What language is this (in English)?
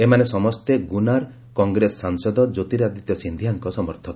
Odia